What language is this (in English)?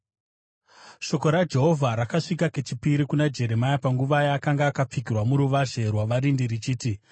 Shona